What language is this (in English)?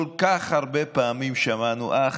Hebrew